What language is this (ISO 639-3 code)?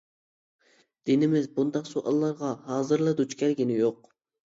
uig